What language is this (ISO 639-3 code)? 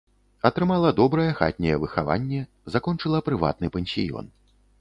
bel